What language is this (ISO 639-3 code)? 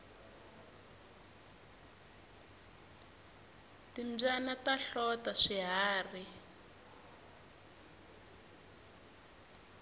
tso